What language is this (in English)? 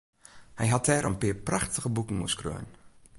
Western Frisian